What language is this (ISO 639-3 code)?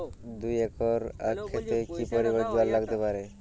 ben